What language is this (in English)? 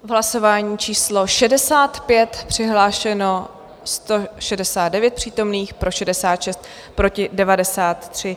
Czech